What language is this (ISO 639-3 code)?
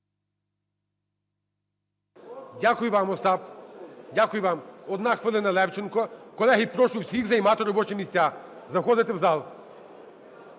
ukr